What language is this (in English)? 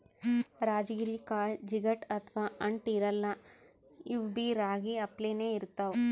Kannada